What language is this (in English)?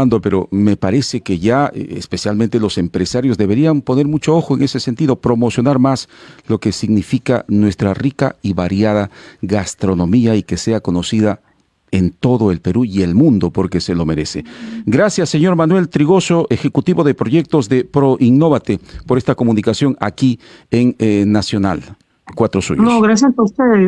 Spanish